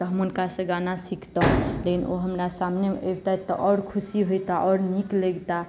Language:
Maithili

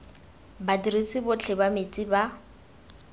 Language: Tswana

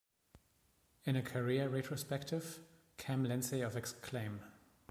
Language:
English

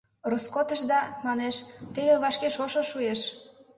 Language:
Mari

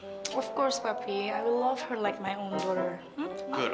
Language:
Indonesian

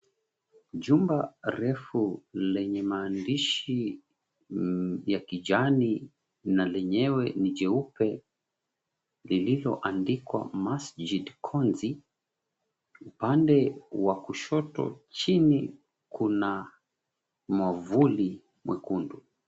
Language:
Swahili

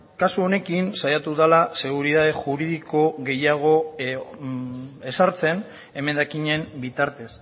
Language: Basque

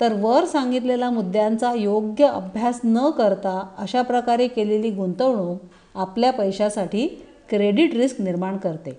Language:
Marathi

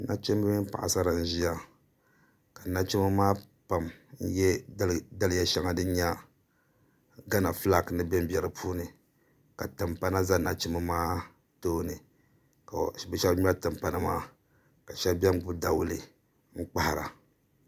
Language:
Dagbani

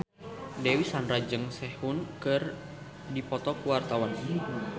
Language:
Sundanese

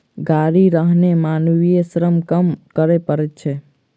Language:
Maithili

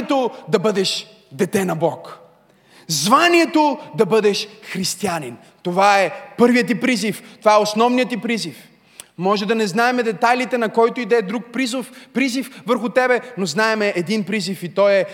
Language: Bulgarian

